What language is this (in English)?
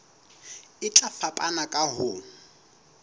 Southern Sotho